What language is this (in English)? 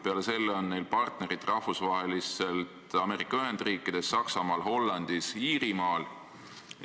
Estonian